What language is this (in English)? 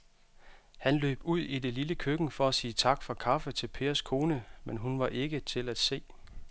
Danish